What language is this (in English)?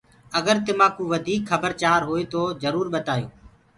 Gurgula